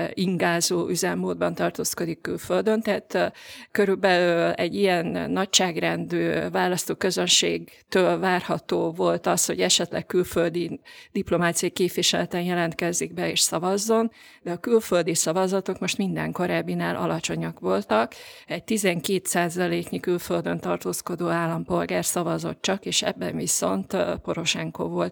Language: Hungarian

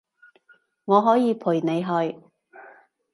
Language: Cantonese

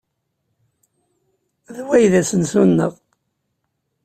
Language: Kabyle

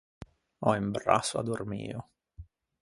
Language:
Ligurian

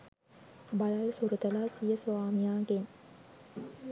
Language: Sinhala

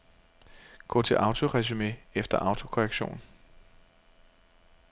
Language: Danish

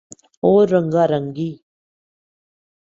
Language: Urdu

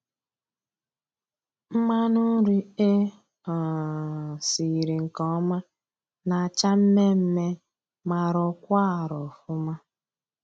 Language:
Igbo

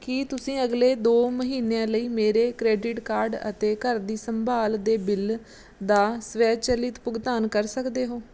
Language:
Punjabi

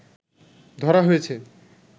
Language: Bangla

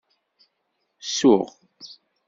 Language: Kabyle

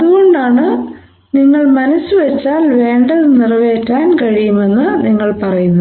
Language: Malayalam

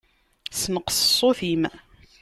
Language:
Kabyle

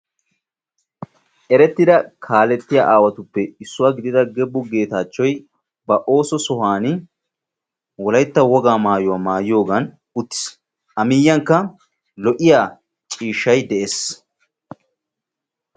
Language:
Wolaytta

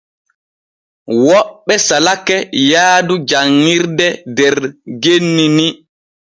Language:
Borgu Fulfulde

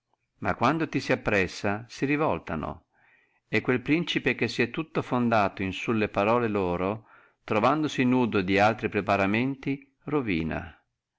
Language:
Italian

